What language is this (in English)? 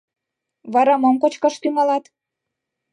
Mari